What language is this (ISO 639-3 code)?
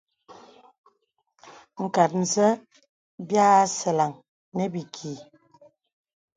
beb